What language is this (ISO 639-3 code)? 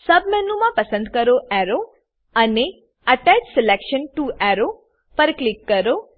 guj